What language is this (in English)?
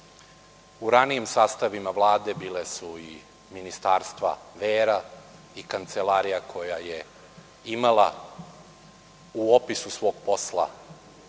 Serbian